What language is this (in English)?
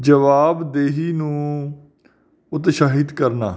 Punjabi